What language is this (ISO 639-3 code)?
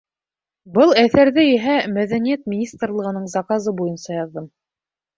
bak